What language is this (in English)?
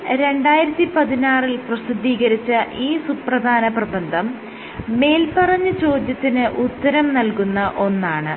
Malayalam